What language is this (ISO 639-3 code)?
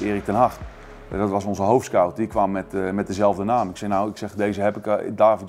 nld